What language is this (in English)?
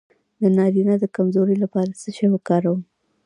Pashto